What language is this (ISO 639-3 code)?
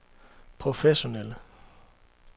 dan